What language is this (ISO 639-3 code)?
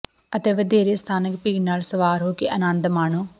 pan